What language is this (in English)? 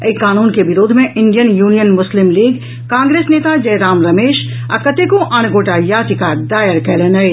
Maithili